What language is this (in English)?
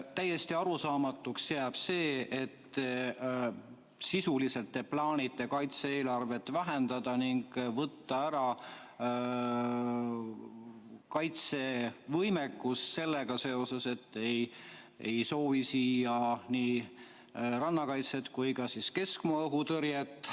Estonian